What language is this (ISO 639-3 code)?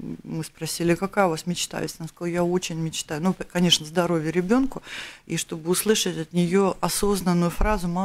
rus